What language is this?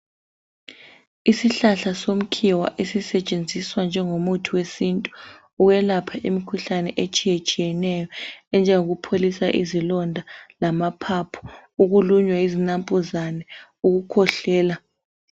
North Ndebele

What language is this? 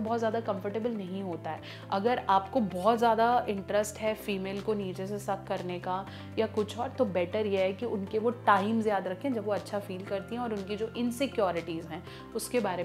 Hindi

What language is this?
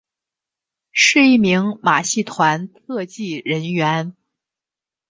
Chinese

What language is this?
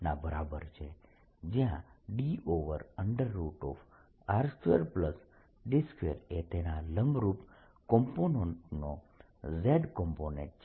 Gujarati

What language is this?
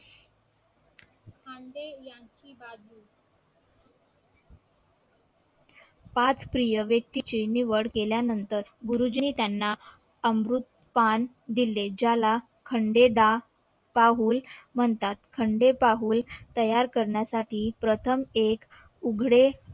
Marathi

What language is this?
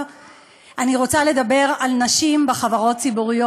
Hebrew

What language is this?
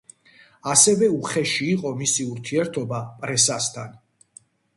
Georgian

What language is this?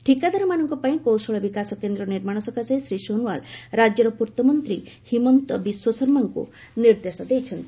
Odia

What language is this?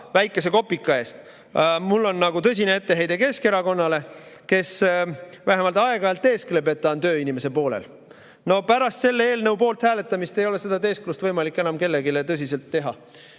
Estonian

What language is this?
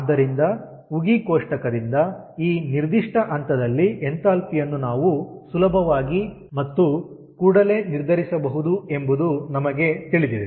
Kannada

